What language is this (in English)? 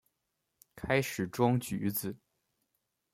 Chinese